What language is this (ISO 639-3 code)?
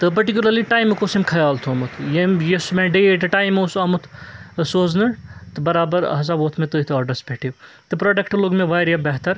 kas